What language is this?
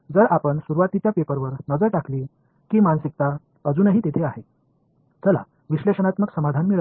Marathi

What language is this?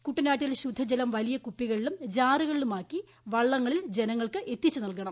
Malayalam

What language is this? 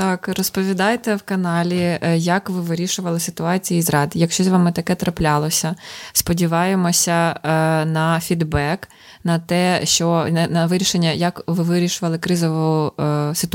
Ukrainian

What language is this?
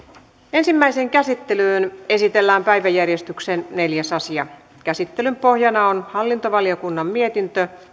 Finnish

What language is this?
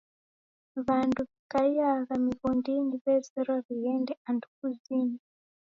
Taita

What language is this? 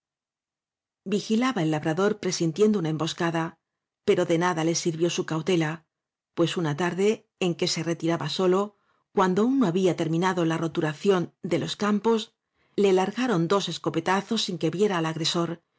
Spanish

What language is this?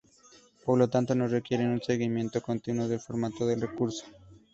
Spanish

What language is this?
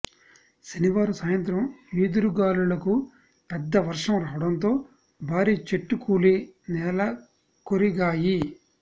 Telugu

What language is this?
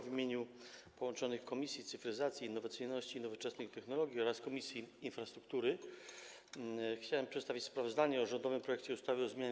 Polish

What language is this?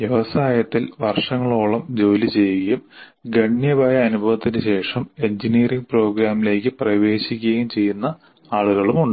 Malayalam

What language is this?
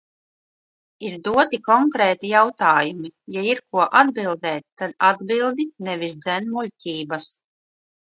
Latvian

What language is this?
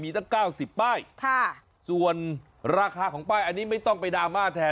Thai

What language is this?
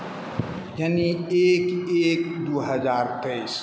Maithili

